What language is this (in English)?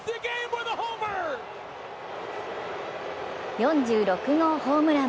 Japanese